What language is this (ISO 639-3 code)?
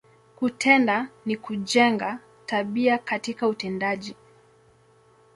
swa